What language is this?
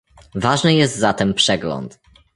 Polish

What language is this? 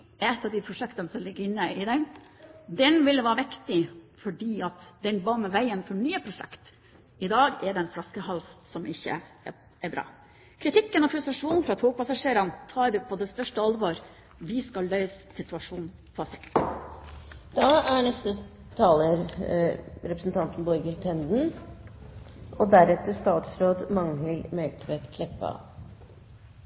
Norwegian Bokmål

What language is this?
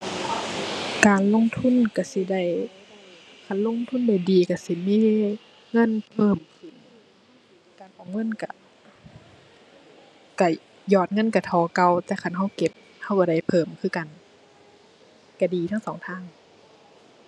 Thai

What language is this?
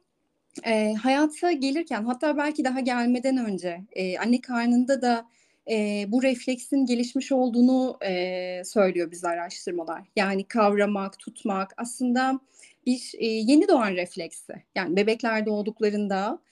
Turkish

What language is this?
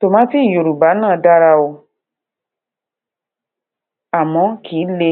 Yoruba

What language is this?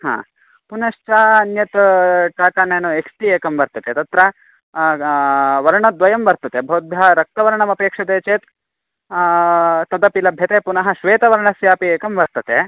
Sanskrit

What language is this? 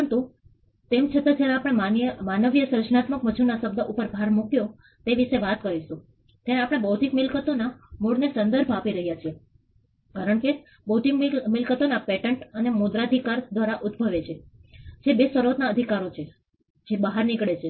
Gujarati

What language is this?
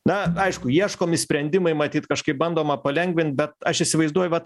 Lithuanian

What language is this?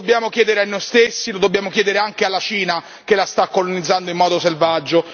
Italian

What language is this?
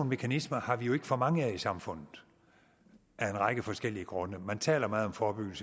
Danish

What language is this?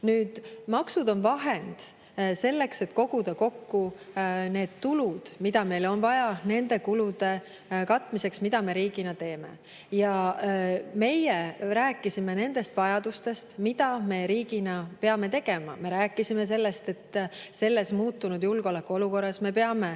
Estonian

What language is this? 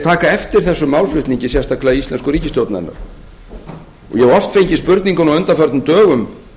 Icelandic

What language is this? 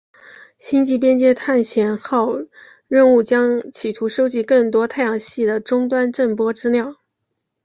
Chinese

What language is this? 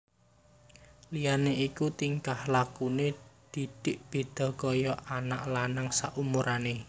Javanese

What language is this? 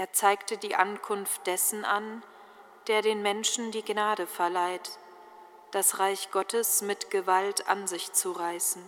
German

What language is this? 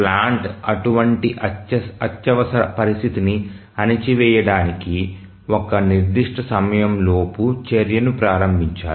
Telugu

